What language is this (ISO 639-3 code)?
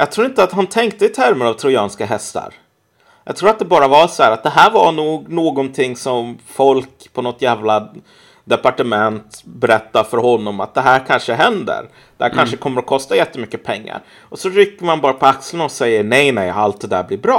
swe